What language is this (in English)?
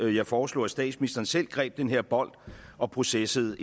Danish